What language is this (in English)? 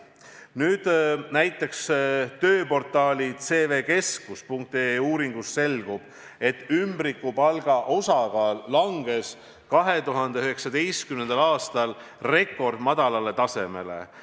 Estonian